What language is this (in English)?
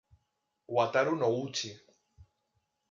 Spanish